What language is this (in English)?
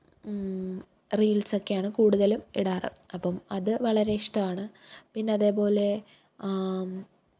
Malayalam